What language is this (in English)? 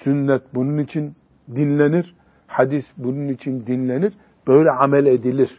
Turkish